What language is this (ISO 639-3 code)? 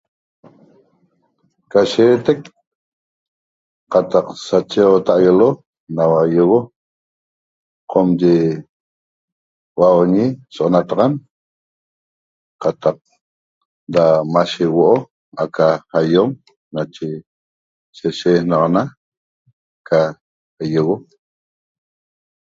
tob